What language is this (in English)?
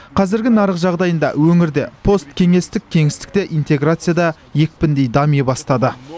Kazakh